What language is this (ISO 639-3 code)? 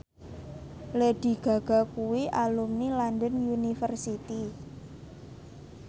jav